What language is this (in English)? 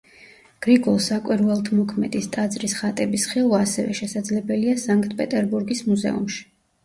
Georgian